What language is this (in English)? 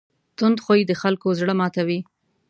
Pashto